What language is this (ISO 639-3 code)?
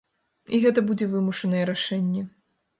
bel